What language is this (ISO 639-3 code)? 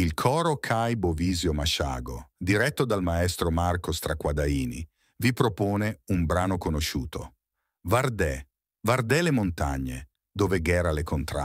ita